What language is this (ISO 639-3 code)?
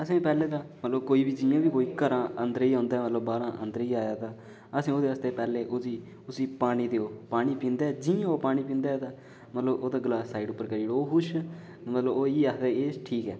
doi